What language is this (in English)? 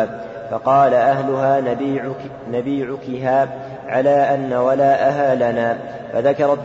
Arabic